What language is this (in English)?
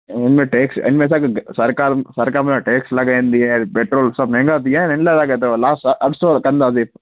Sindhi